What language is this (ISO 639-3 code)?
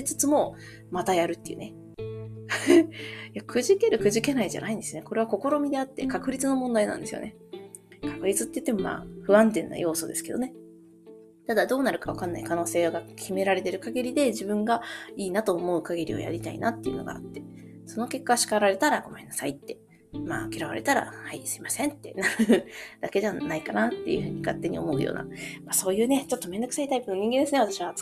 jpn